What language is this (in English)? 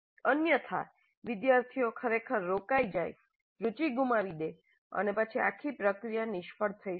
Gujarati